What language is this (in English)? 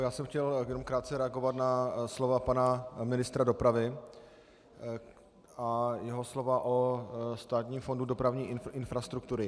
Czech